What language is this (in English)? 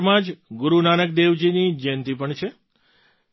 Gujarati